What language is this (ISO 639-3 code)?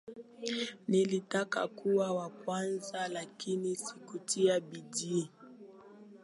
swa